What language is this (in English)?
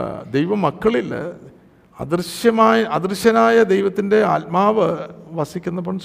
Malayalam